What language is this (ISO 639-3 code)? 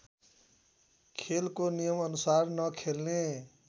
nep